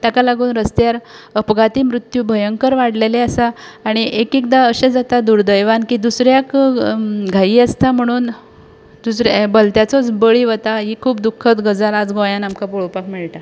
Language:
Konkani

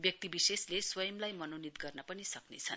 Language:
Nepali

